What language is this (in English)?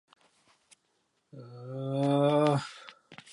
Georgian